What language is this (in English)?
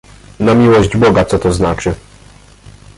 Polish